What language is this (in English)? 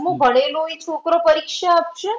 Gujarati